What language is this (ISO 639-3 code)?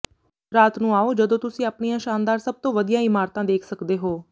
pan